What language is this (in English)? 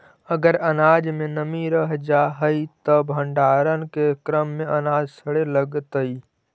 Magahi